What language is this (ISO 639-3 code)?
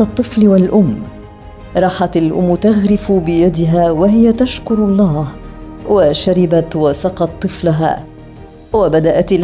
ara